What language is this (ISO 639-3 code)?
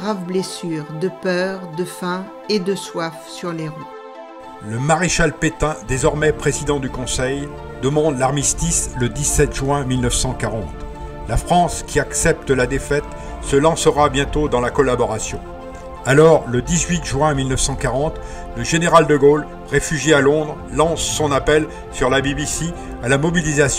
fra